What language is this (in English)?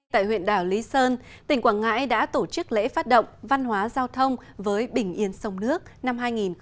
Vietnamese